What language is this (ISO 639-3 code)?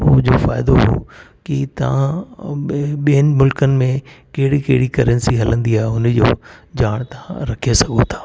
snd